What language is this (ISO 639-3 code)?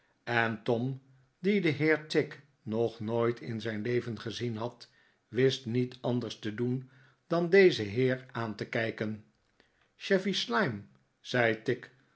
nld